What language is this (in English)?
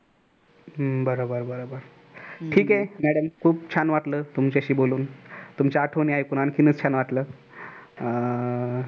Marathi